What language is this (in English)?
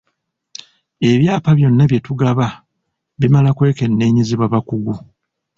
Ganda